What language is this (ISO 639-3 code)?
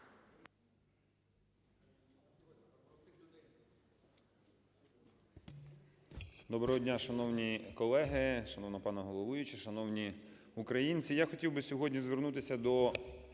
ukr